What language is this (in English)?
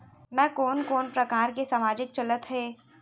Chhattisgarhi